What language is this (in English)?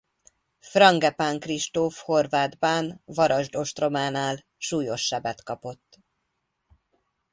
Hungarian